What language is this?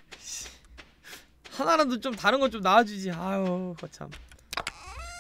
Korean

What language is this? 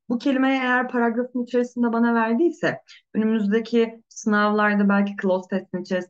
Turkish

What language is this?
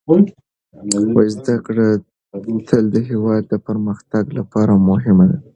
Pashto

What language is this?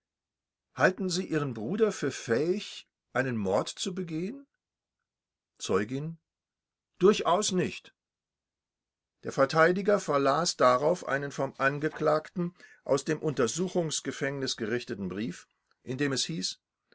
German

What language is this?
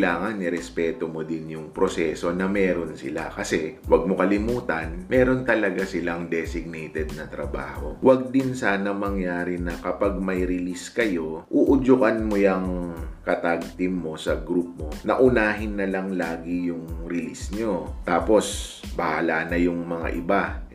Filipino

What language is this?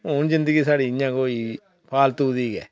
Dogri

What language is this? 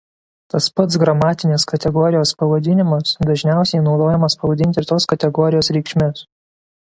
Lithuanian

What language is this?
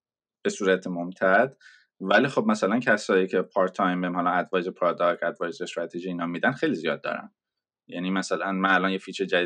Persian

